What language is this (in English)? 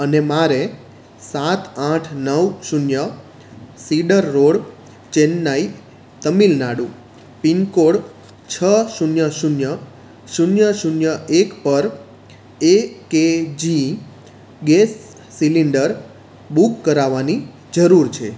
Gujarati